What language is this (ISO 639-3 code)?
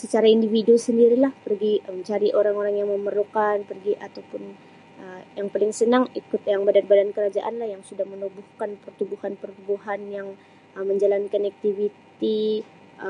msi